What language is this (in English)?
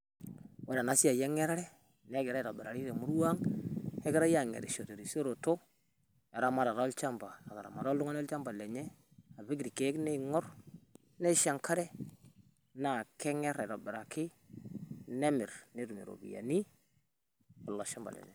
Masai